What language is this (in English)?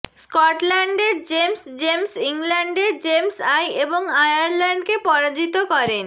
Bangla